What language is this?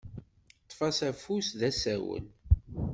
Kabyle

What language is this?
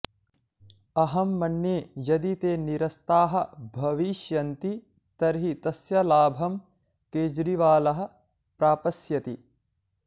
Sanskrit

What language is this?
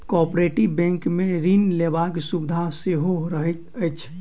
Maithili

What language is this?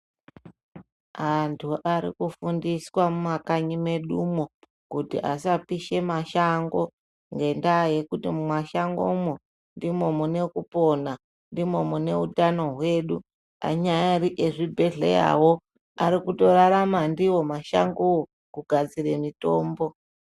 Ndau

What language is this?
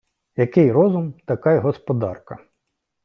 Ukrainian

